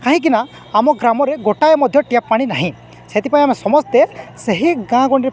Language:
Odia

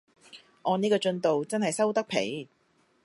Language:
Cantonese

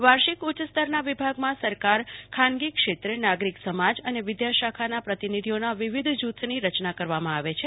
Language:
Gujarati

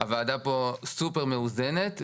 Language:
Hebrew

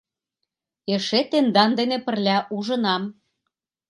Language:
Mari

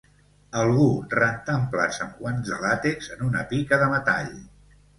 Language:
Catalan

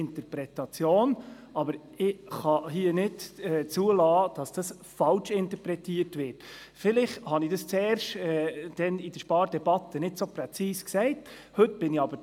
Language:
Swiss German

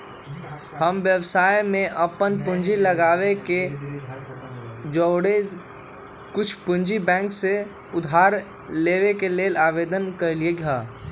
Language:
Magahi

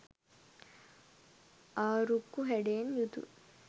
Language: Sinhala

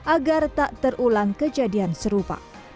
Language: Indonesian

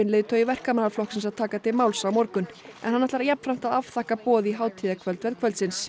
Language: Icelandic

